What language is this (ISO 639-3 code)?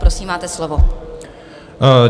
ces